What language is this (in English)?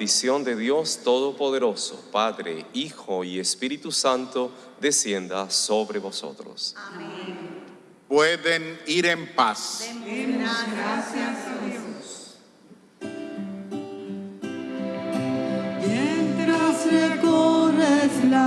Spanish